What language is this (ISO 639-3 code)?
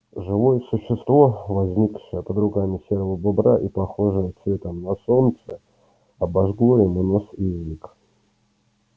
rus